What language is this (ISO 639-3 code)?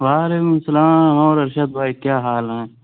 urd